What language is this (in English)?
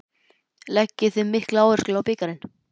Icelandic